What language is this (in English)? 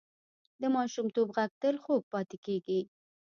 Pashto